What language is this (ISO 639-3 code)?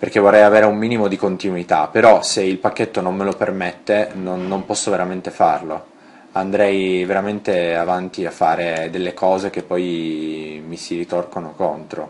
ita